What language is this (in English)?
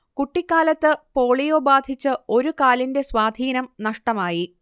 Malayalam